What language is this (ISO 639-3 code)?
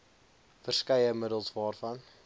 afr